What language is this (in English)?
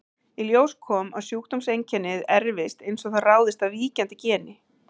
Icelandic